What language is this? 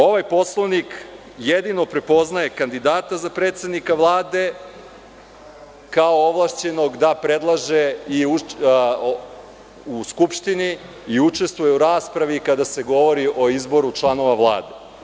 Serbian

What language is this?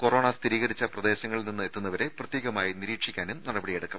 Malayalam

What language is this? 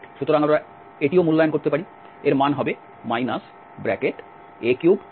Bangla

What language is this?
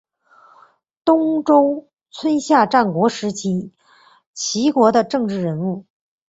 Chinese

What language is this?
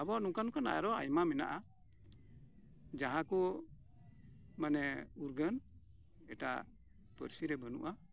Santali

